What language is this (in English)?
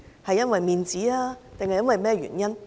Cantonese